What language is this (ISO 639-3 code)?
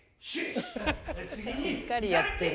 jpn